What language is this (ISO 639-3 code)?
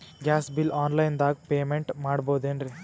kan